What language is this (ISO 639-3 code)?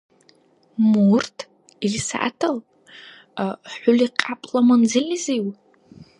dar